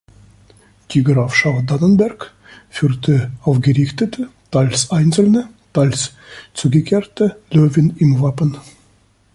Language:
German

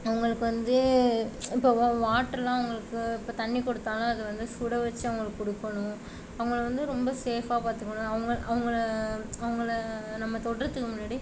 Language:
Tamil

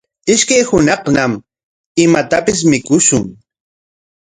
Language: Corongo Ancash Quechua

